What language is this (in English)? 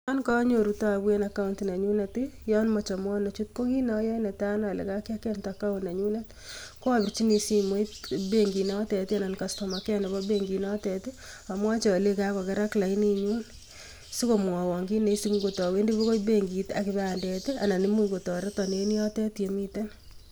Kalenjin